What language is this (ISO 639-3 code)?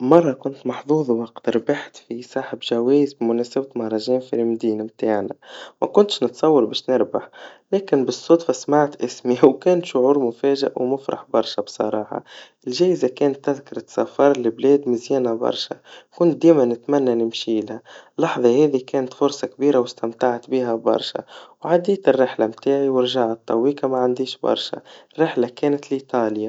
aeb